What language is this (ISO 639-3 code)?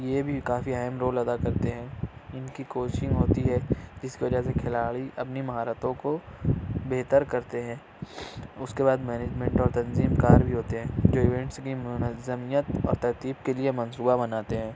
urd